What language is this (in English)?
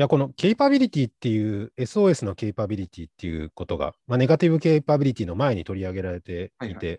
Japanese